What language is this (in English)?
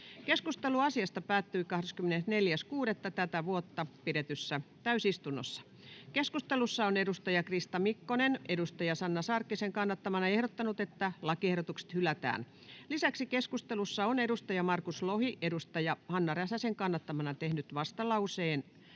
Finnish